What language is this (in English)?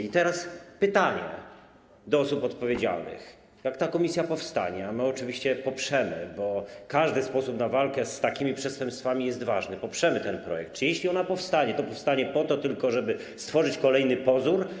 Polish